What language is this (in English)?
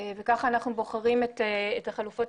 Hebrew